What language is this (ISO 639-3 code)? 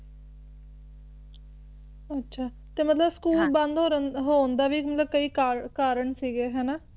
pan